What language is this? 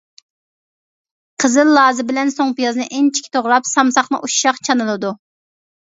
Uyghur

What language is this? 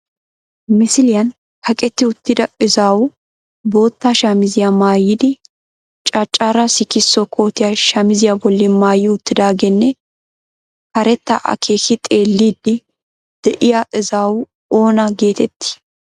Wolaytta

